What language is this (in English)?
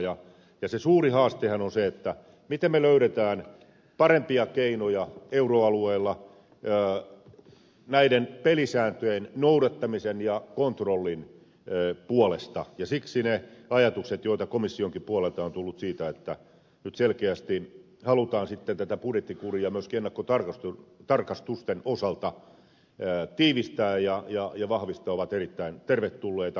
Finnish